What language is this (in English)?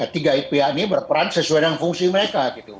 Indonesian